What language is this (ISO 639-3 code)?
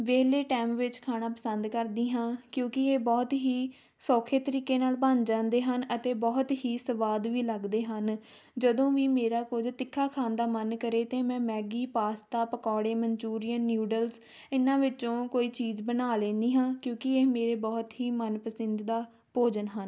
pan